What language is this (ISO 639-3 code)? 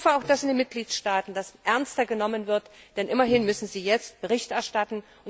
deu